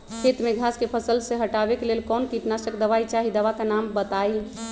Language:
Magahi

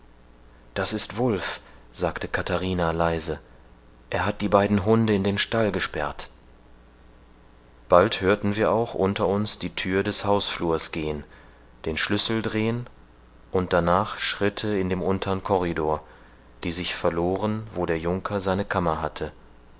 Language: German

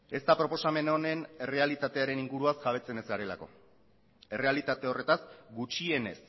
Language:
Basque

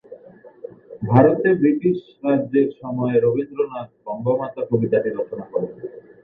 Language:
Bangla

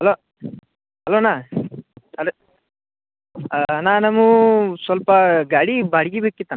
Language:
Kannada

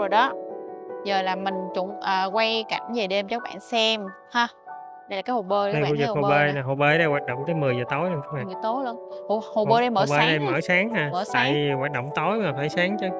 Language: Vietnamese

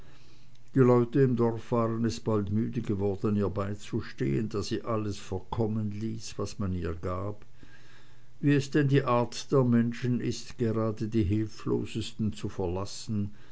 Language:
German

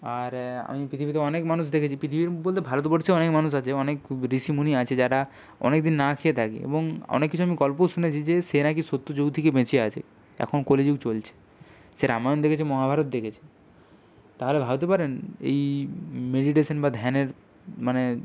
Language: Bangla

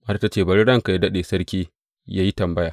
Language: Hausa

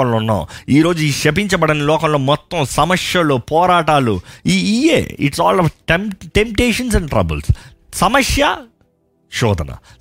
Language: Telugu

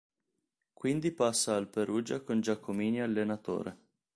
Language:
Italian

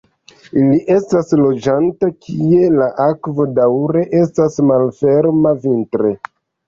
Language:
Esperanto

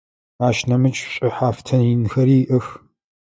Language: Adyghe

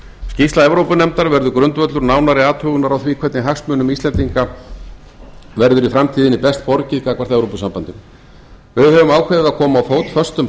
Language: Icelandic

